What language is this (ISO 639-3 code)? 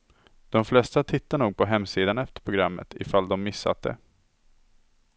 swe